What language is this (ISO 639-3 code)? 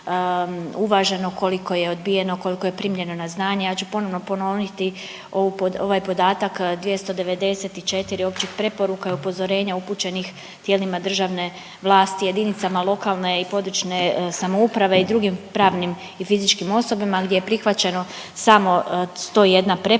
hrv